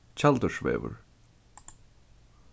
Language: Faroese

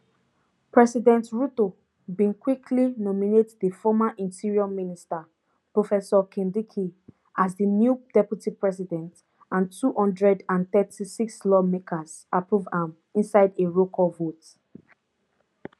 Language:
Nigerian Pidgin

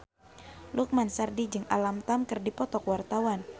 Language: Sundanese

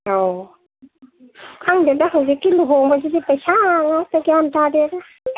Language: Manipuri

